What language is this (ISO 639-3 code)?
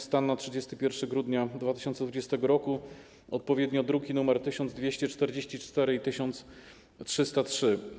pol